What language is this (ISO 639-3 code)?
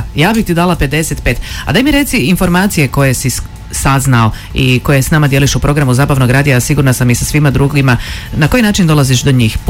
hrv